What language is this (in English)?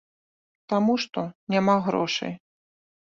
Belarusian